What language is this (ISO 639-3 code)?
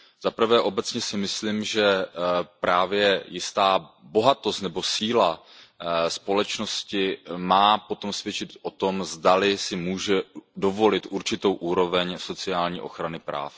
ces